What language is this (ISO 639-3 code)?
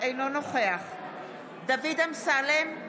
heb